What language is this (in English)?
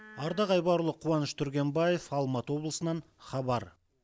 Kazakh